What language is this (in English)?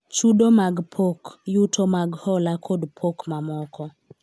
Luo (Kenya and Tanzania)